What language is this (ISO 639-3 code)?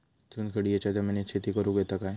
mar